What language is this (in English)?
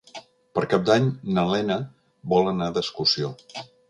Catalan